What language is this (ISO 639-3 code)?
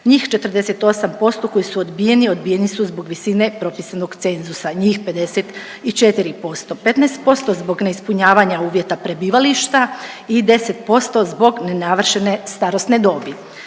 hrv